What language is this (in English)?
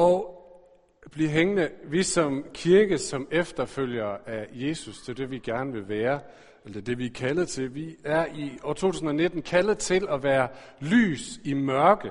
Danish